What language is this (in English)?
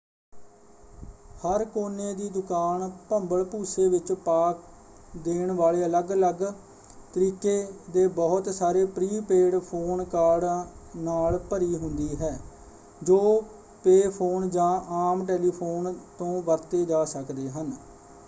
Punjabi